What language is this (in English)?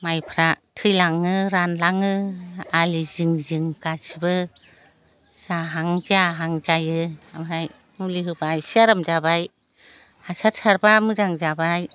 Bodo